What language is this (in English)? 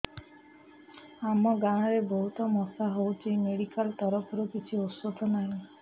Odia